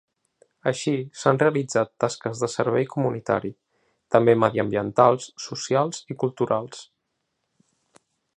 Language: Catalan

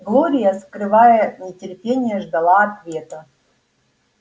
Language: Russian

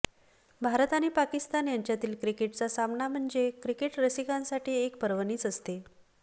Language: Marathi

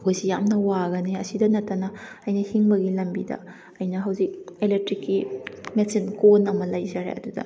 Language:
Manipuri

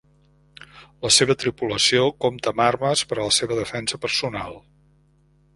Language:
Catalan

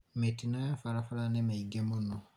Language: Kikuyu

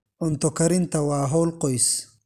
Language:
Somali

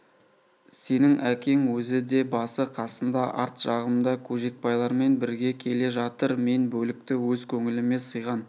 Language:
Kazakh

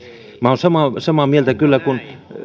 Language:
Finnish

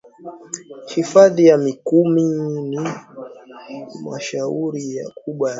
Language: Swahili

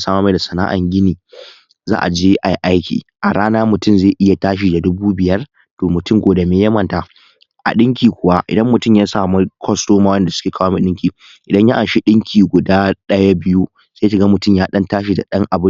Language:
Hausa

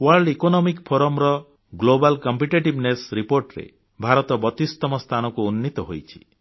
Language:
Odia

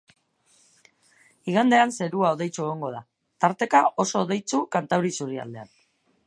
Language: Basque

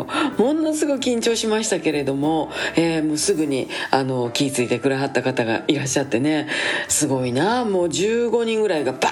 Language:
Japanese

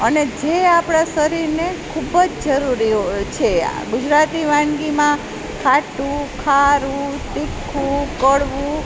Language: Gujarati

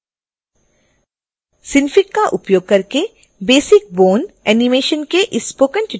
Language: Hindi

